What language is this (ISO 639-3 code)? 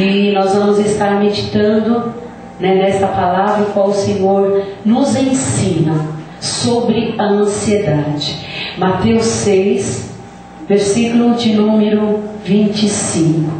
por